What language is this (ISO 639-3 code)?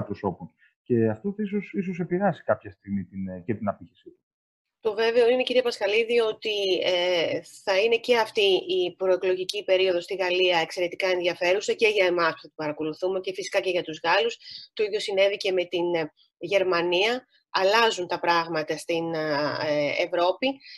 ell